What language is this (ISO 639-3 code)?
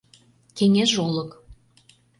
chm